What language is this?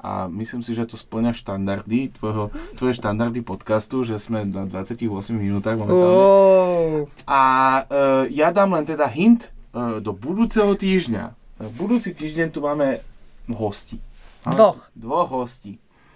Slovak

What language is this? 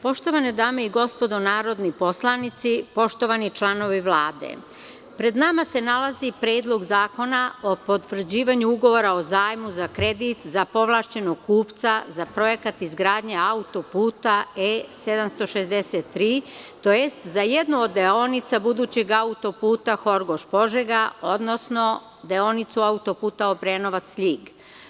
Serbian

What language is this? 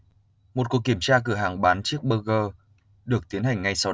Vietnamese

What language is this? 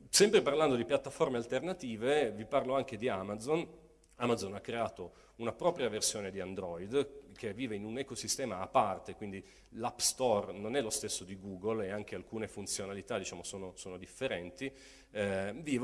Italian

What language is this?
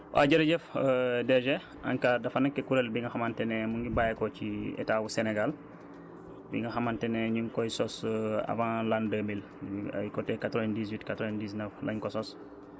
Wolof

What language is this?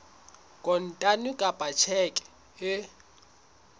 Southern Sotho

